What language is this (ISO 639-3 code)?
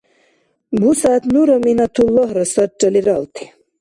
dar